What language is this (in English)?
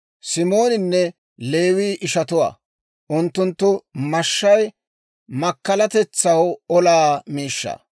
Dawro